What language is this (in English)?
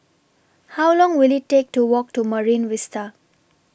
English